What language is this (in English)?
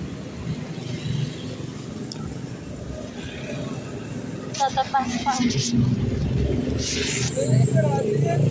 Thai